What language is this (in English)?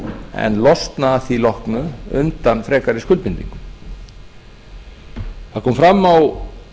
Icelandic